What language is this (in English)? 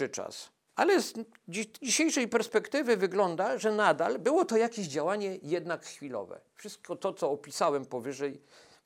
Polish